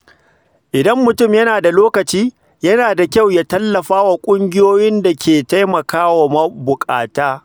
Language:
Hausa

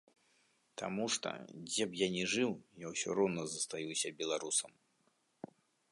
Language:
Belarusian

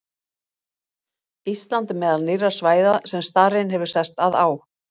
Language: Icelandic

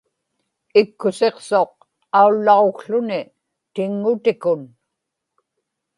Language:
Inupiaq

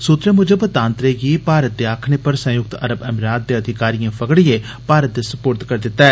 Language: Dogri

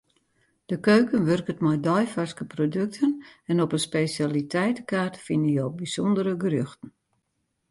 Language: Western Frisian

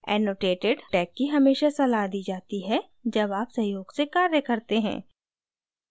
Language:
Hindi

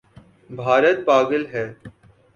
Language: Urdu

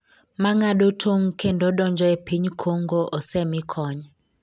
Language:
Luo (Kenya and Tanzania)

